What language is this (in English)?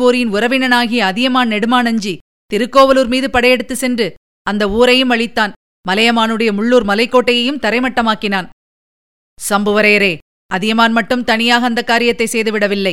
Tamil